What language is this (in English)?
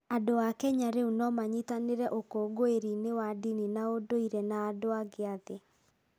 Kikuyu